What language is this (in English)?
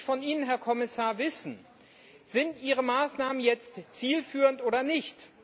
German